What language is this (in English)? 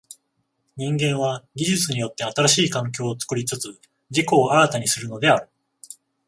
Japanese